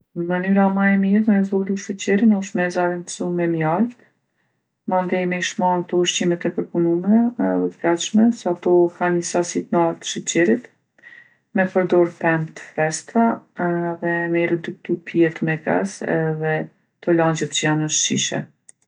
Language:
Gheg Albanian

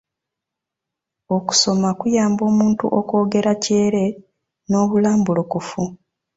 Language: Ganda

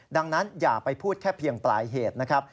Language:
Thai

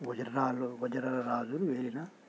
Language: Telugu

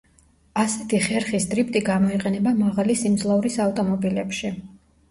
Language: Georgian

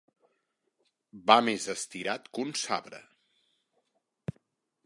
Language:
Catalan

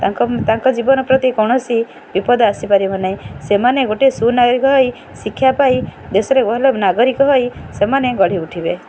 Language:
Odia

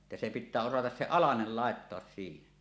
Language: Finnish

